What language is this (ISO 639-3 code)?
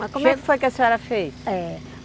por